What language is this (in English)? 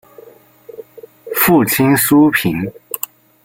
Chinese